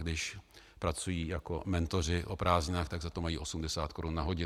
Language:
Czech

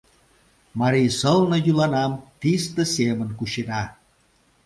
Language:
Mari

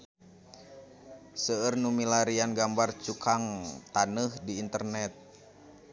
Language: Sundanese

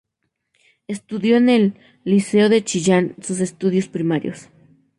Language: Spanish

